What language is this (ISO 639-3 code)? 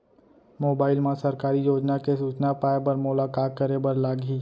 hne